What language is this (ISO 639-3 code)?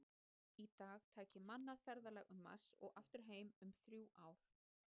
isl